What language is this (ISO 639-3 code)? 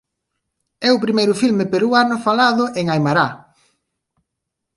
glg